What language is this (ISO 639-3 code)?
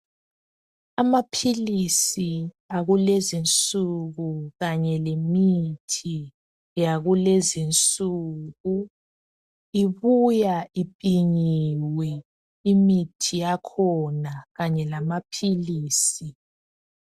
nde